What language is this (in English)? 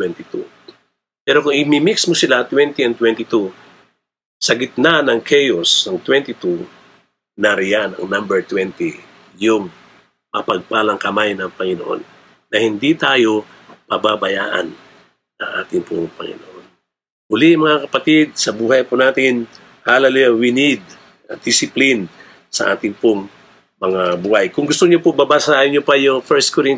Filipino